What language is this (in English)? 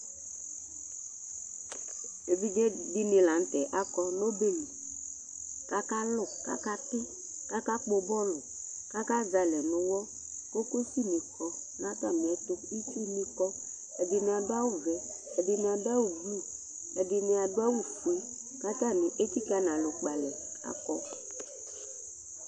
Ikposo